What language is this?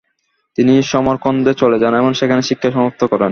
Bangla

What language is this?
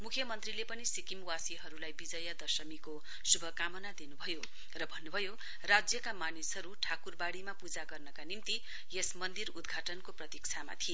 Nepali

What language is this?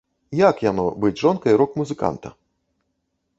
Belarusian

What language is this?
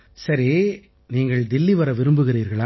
Tamil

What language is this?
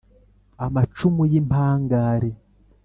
Kinyarwanda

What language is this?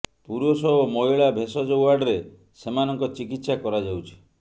Odia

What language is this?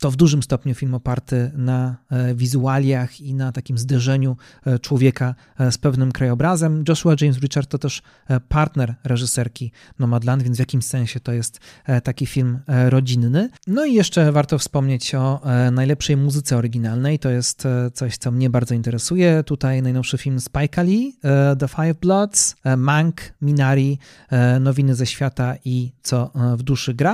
Polish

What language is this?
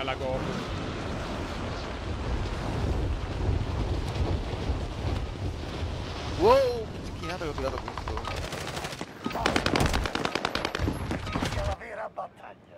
Italian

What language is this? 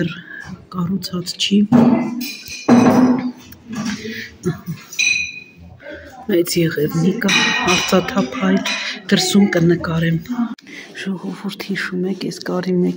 Romanian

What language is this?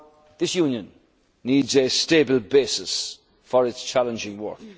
English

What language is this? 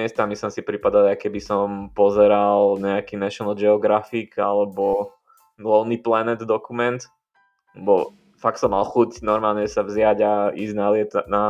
Slovak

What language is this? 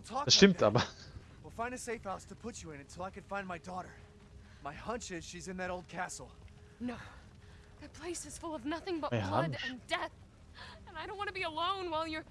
German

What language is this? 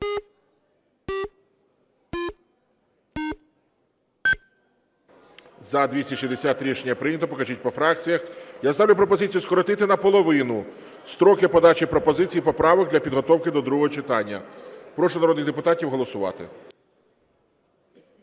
Ukrainian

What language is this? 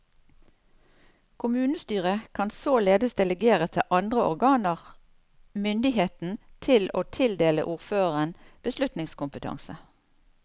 Norwegian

